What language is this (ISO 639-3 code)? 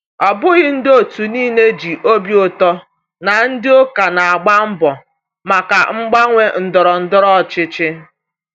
ibo